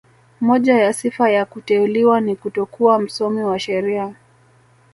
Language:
Swahili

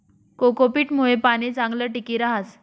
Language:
Marathi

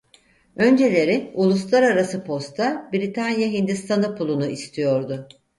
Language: Turkish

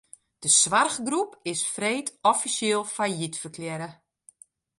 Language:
Western Frisian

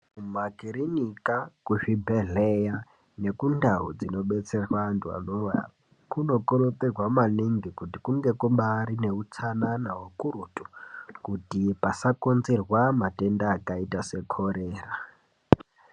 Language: Ndau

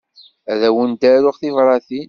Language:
Kabyle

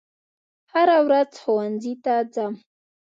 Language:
Pashto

